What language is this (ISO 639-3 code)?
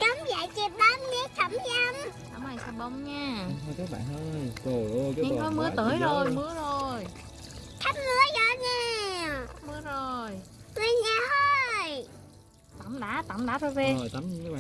vie